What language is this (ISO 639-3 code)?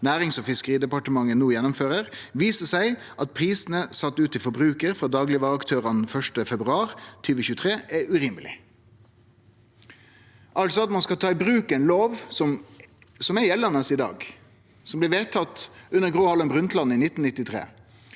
nor